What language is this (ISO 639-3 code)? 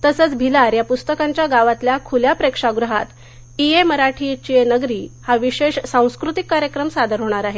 mar